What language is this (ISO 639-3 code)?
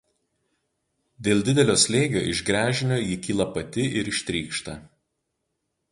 lit